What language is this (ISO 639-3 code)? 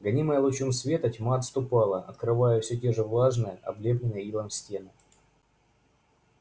rus